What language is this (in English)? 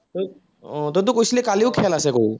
Assamese